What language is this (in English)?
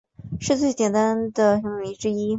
Chinese